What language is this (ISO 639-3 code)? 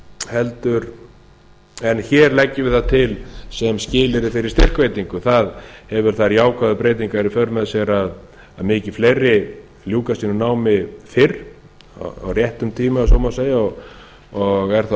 isl